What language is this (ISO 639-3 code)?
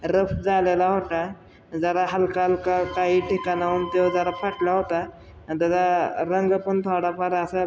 mar